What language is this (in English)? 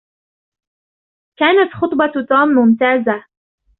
Arabic